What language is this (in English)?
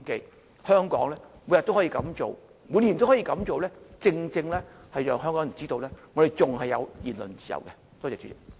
Cantonese